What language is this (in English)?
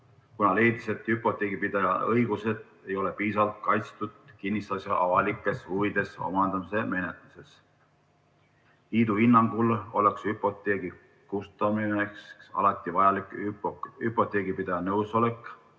Estonian